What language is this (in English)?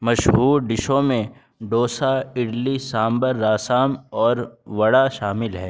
Urdu